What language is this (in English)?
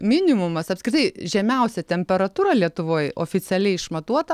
Lithuanian